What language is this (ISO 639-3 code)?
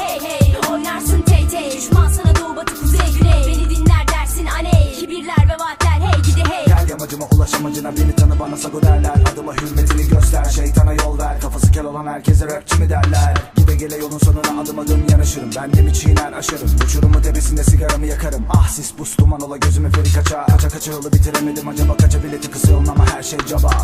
tur